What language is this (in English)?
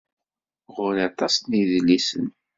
Kabyle